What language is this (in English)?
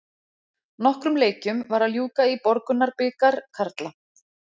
Icelandic